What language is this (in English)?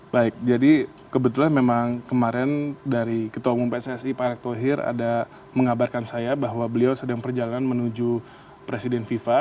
Indonesian